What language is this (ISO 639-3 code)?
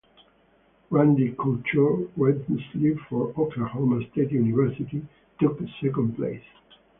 eng